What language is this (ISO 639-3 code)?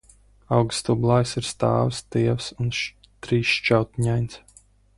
lav